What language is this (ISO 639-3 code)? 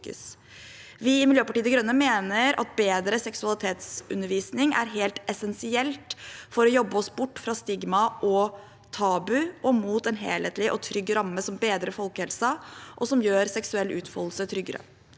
nor